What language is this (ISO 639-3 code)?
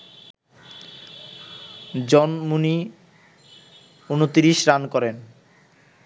ben